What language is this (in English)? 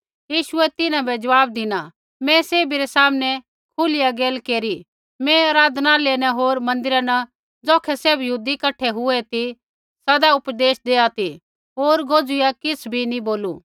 Kullu Pahari